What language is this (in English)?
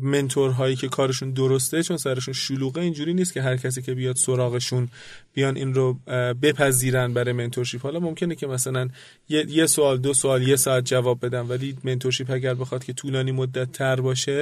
Persian